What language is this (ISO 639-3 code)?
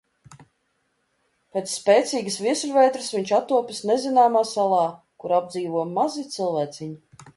lav